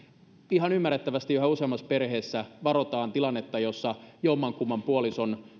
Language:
Finnish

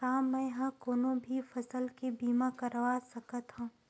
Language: Chhattisgarhi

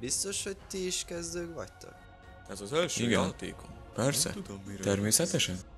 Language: Hungarian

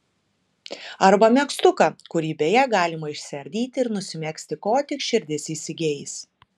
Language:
Lithuanian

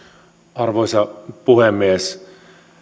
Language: Finnish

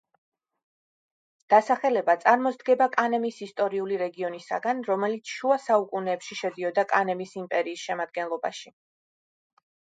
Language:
Georgian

